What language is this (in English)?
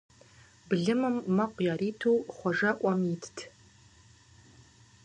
Kabardian